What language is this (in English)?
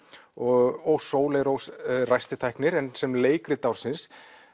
Icelandic